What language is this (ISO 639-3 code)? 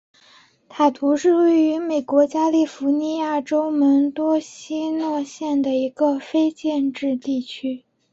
zho